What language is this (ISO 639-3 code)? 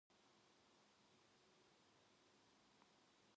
kor